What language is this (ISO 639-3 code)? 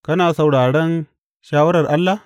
hau